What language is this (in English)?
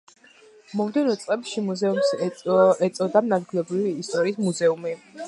Georgian